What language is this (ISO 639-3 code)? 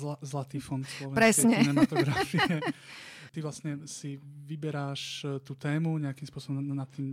slk